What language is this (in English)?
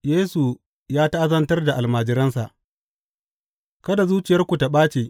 Hausa